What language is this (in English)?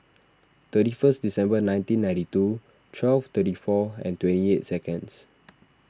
English